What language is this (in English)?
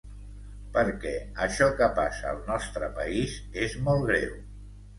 Catalan